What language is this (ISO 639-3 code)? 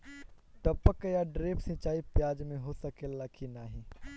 bho